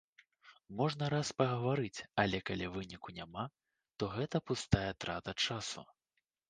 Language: Belarusian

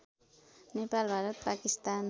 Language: Nepali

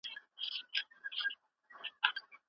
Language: Pashto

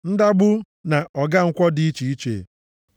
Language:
Igbo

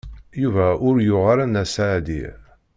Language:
Kabyle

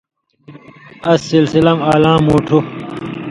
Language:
Indus Kohistani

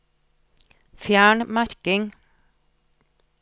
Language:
Norwegian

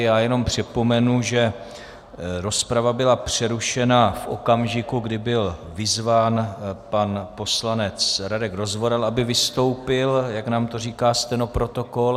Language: Czech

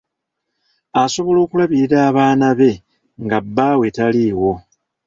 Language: Ganda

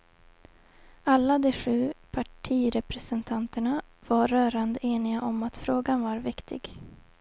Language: Swedish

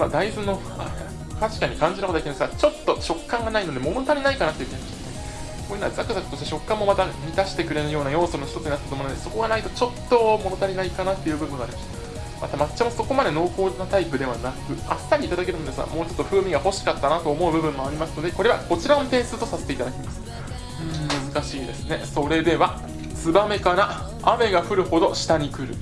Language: Japanese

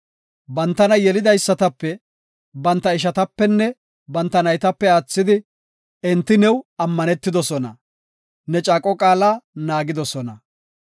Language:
Gofa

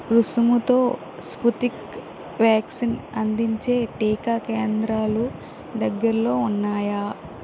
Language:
Telugu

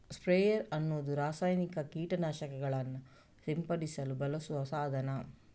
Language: Kannada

